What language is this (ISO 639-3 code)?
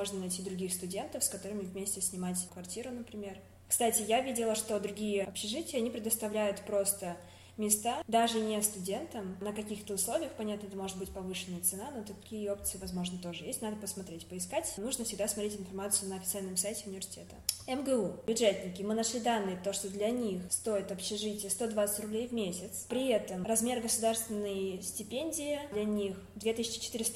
rus